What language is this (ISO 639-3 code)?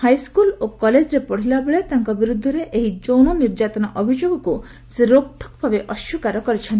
ori